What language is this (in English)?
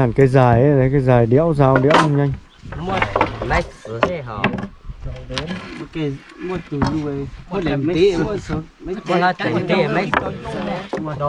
Vietnamese